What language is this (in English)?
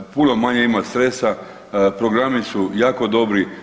Croatian